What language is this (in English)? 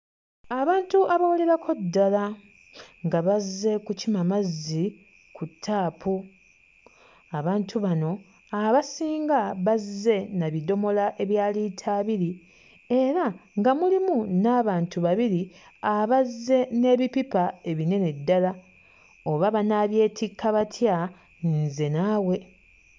Ganda